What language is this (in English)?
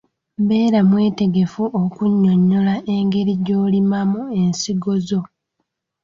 Ganda